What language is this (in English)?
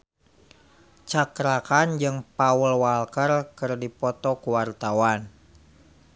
Sundanese